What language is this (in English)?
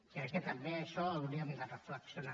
Catalan